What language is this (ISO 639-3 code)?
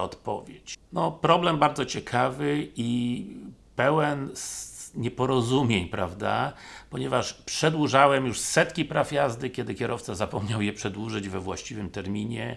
pol